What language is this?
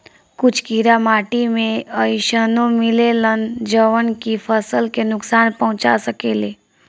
Bhojpuri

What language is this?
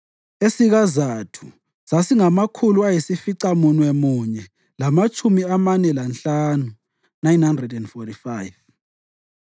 North Ndebele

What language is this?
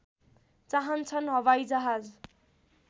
Nepali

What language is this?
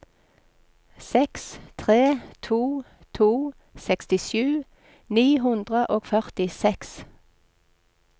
Norwegian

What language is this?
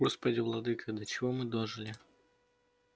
Russian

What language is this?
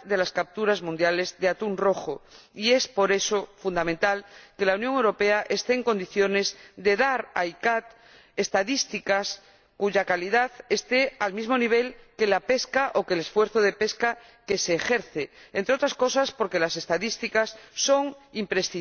Spanish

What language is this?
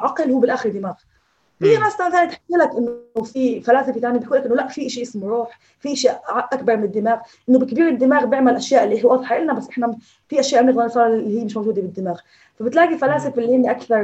Arabic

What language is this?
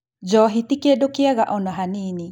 Kikuyu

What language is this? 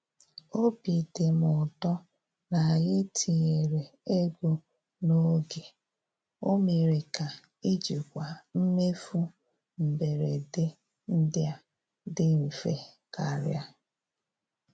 Igbo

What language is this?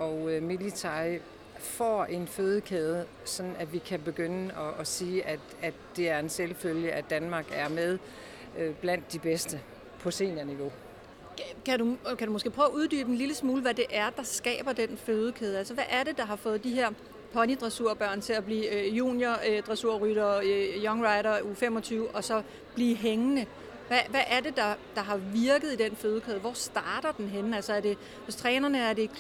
Danish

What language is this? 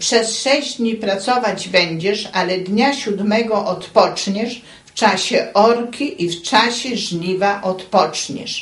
Polish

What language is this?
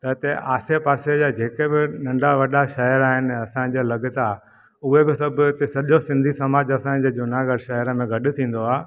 Sindhi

